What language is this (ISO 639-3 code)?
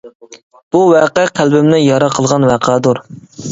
uig